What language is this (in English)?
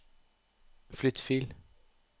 Norwegian